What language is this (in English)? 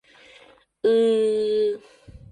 Mari